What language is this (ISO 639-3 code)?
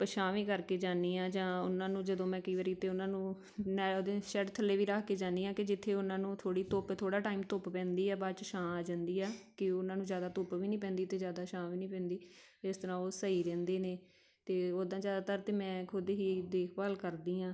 pan